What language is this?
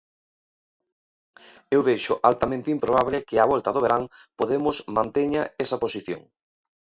Galician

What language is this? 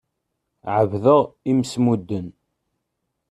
Kabyle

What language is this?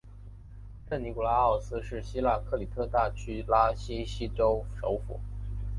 Chinese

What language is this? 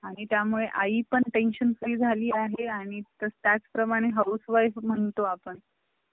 Marathi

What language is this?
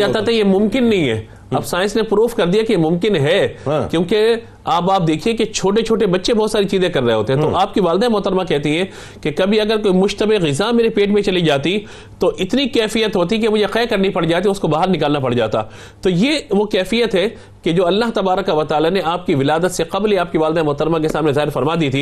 Urdu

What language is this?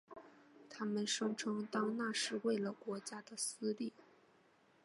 Chinese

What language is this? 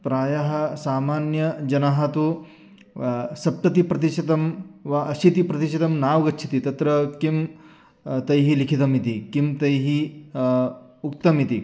Sanskrit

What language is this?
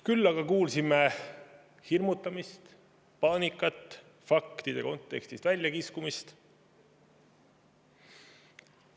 Estonian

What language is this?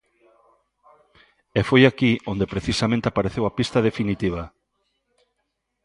Galician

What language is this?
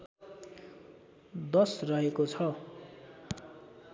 Nepali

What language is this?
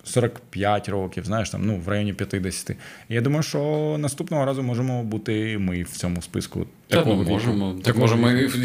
Ukrainian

